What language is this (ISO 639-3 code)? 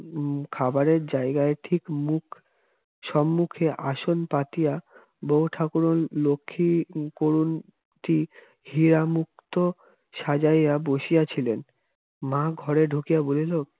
ben